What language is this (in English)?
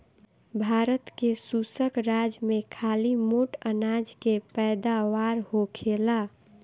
Bhojpuri